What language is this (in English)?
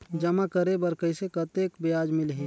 Chhattisgarhi